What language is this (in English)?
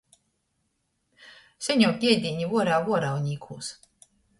Latgalian